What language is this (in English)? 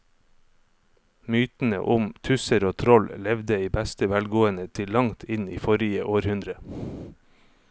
Norwegian